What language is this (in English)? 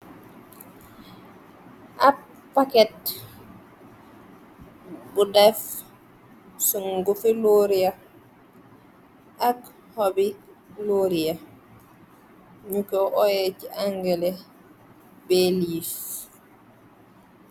Wolof